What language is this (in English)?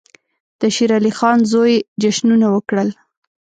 Pashto